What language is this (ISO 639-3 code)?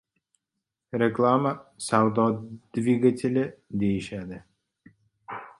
uzb